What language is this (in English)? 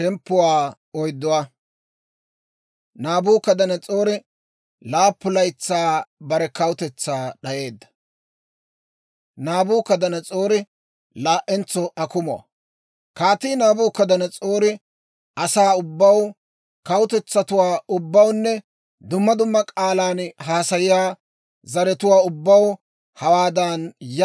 Dawro